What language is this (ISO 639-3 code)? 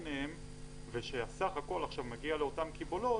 heb